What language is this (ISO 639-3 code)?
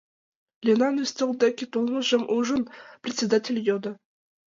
chm